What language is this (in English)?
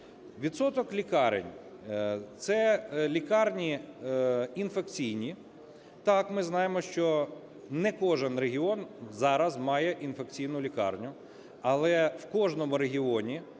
Ukrainian